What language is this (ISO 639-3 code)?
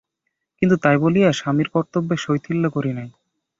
ben